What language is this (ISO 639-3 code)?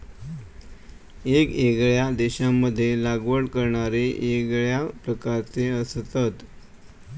mar